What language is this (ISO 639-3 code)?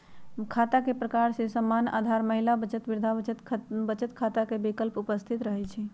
mag